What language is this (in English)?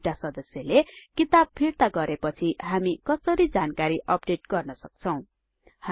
Nepali